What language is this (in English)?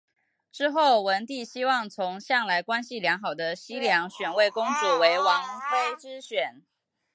Chinese